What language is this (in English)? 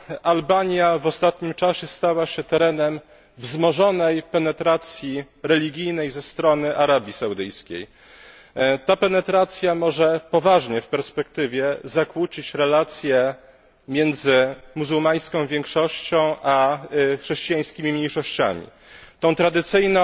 Polish